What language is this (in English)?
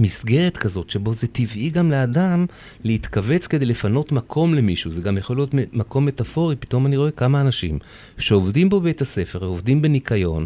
Hebrew